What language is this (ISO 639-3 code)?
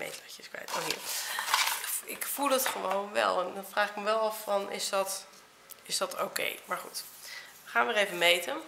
nld